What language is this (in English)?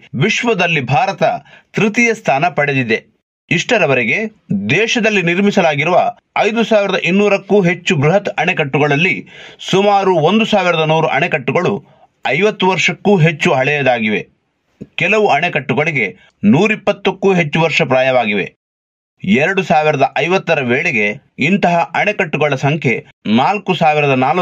Kannada